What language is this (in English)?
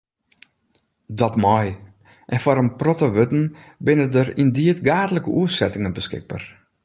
Western Frisian